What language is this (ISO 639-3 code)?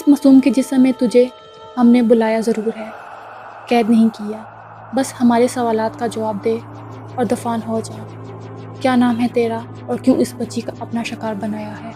urd